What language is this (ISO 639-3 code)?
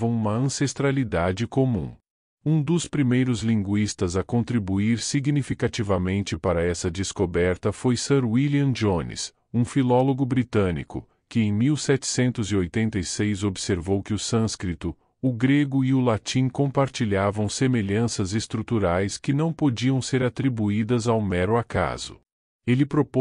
por